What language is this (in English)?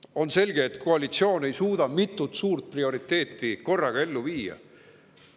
Estonian